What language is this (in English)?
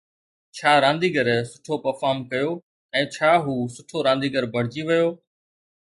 Sindhi